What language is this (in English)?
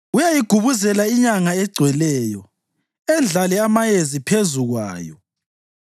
North Ndebele